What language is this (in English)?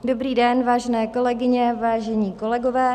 Czech